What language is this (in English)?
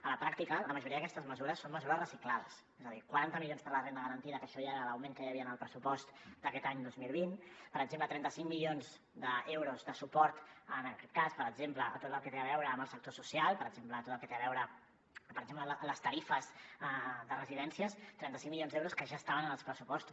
Catalan